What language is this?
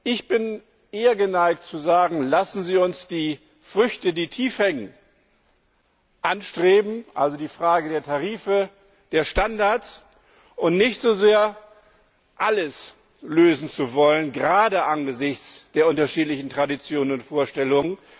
German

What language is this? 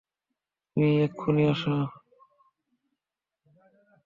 Bangla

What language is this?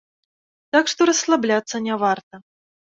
Belarusian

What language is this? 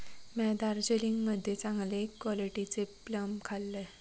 Marathi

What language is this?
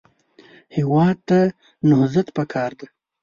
Pashto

